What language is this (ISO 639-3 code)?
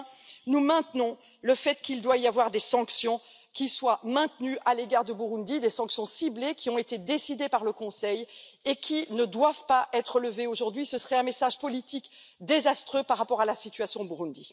fra